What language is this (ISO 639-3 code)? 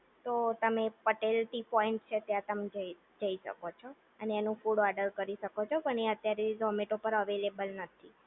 guj